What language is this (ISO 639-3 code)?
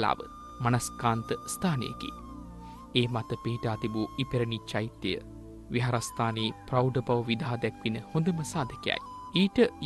hin